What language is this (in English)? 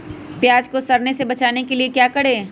Magahi